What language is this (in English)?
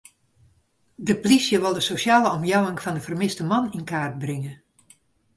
Western Frisian